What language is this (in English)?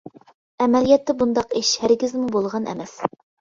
Uyghur